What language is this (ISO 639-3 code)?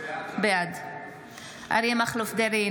heb